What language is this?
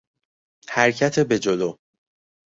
Persian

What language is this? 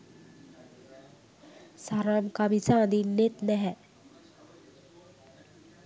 Sinhala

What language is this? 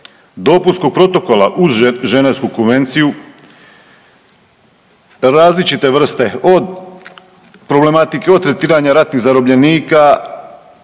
Croatian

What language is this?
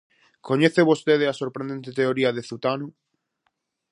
Galician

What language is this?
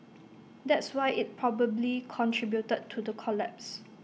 English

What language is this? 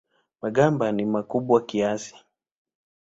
Swahili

